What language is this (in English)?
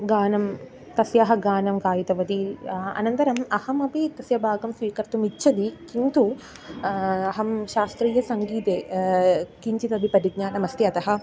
Sanskrit